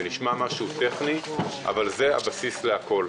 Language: Hebrew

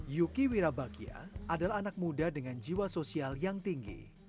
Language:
Indonesian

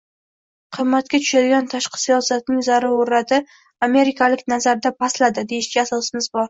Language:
Uzbek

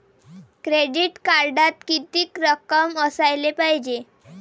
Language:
Marathi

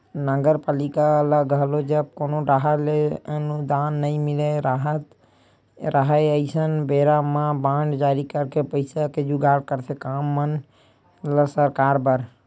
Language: Chhattisgarhi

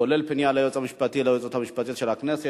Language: Hebrew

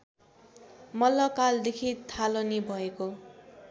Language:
Nepali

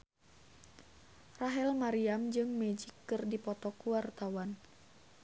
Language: Sundanese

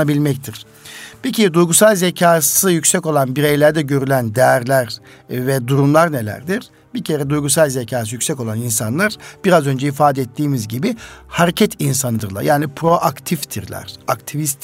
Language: Turkish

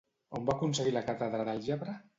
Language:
Catalan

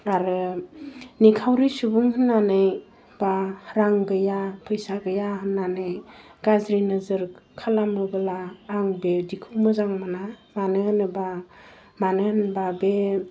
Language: Bodo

